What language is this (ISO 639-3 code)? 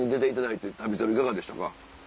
jpn